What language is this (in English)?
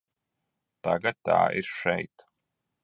Latvian